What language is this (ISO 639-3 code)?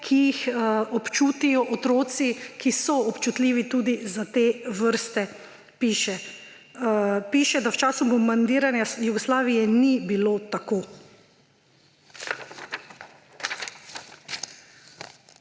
slv